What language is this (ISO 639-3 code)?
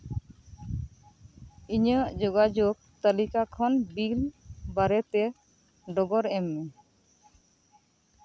sat